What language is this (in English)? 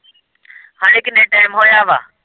Punjabi